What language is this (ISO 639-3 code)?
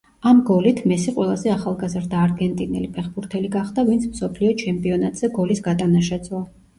kat